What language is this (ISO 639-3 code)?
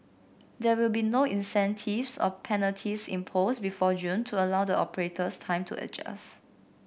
eng